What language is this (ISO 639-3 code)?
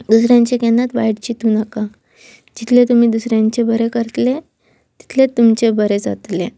kok